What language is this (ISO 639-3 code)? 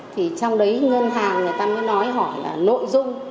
vie